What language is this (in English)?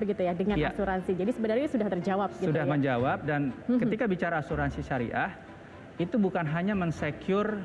Indonesian